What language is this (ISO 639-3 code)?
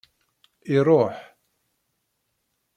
kab